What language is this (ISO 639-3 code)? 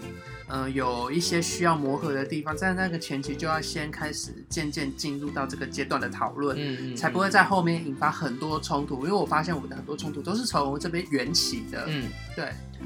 zho